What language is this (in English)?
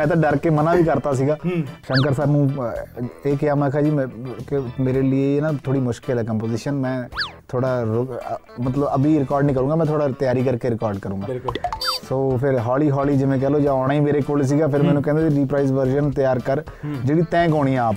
Punjabi